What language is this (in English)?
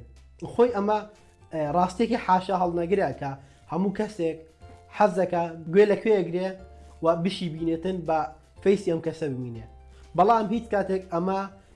Kurdish